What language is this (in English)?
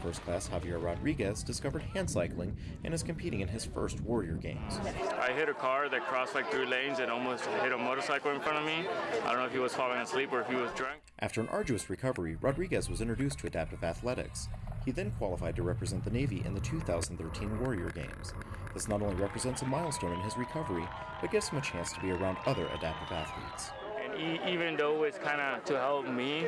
English